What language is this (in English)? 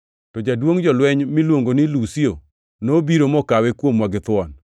Luo (Kenya and Tanzania)